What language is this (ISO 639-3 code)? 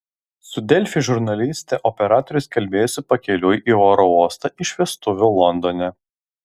lit